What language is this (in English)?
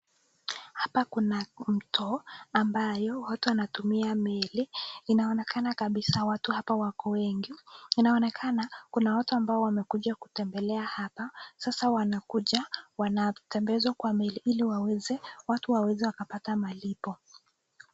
Swahili